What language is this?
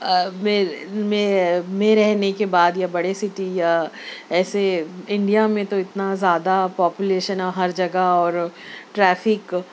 Urdu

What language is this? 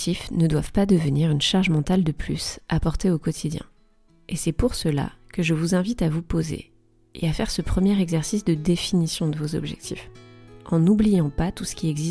French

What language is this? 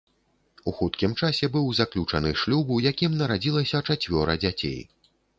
Belarusian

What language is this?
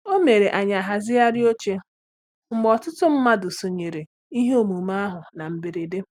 Igbo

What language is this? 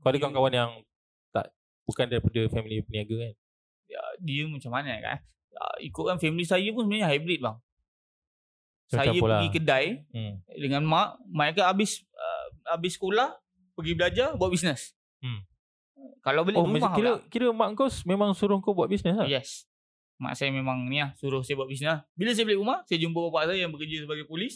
Malay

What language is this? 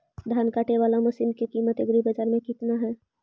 Magahi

